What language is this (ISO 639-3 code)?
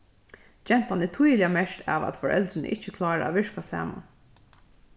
fao